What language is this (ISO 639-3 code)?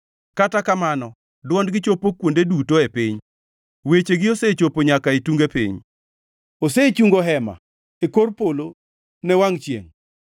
luo